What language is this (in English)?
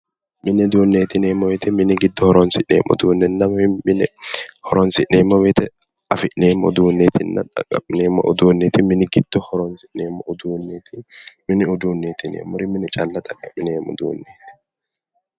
Sidamo